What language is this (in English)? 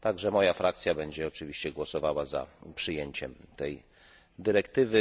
Polish